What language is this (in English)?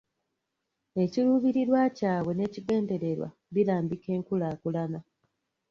Ganda